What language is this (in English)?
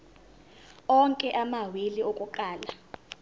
Zulu